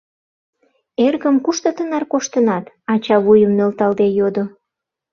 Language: Mari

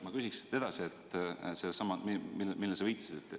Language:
Estonian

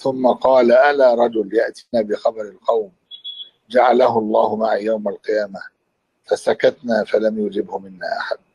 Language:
Arabic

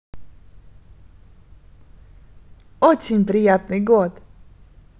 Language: Russian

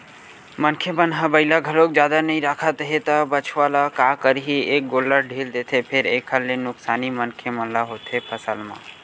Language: Chhattisgarhi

